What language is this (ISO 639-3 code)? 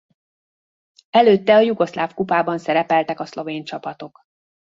hun